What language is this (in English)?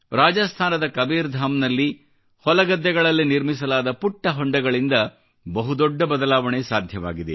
Kannada